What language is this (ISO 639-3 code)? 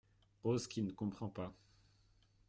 fra